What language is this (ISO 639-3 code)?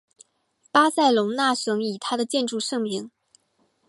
zho